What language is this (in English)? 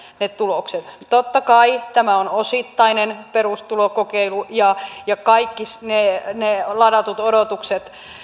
Finnish